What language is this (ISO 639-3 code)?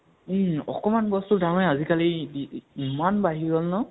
asm